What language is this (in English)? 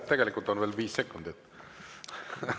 Estonian